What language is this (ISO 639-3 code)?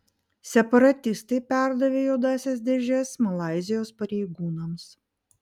lit